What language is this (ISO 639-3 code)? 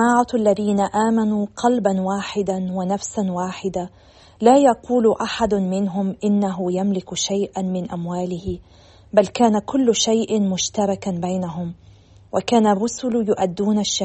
ara